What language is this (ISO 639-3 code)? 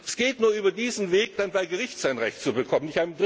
deu